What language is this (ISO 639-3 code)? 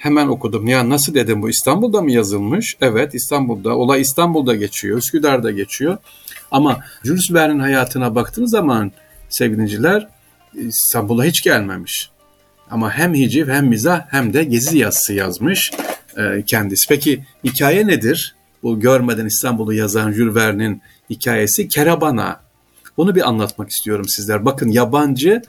tur